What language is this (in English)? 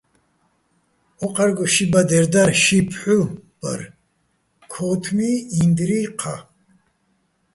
Bats